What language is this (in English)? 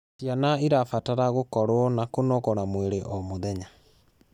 Kikuyu